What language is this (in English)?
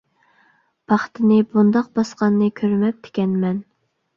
Uyghur